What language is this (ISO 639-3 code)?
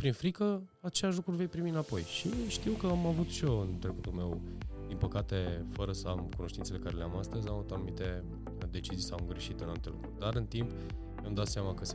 ron